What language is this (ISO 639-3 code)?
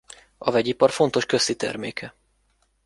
hun